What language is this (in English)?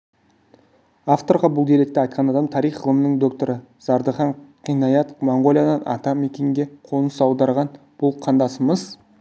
Kazakh